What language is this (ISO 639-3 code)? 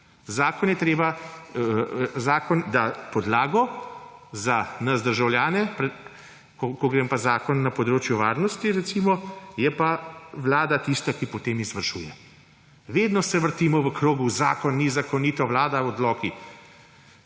slv